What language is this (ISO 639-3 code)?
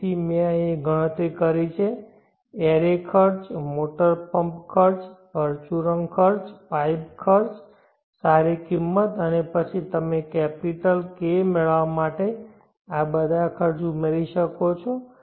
guj